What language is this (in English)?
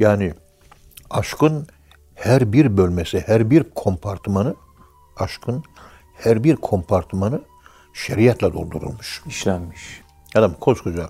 Turkish